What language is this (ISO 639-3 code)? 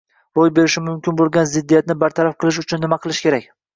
uzb